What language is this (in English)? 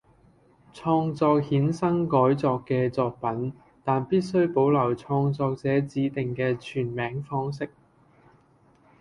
Cantonese